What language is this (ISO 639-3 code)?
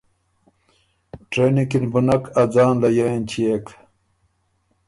oru